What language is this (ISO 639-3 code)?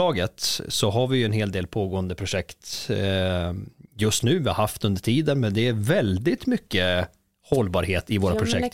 swe